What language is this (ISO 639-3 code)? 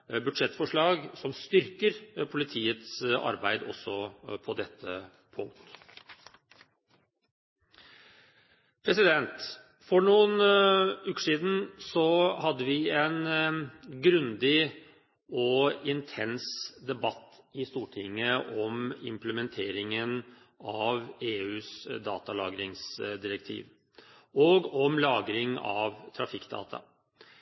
nob